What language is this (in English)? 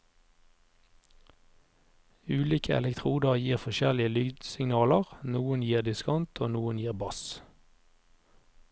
Norwegian